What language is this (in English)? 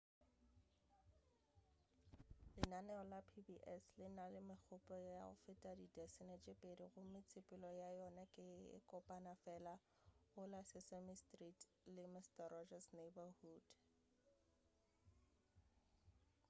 Northern Sotho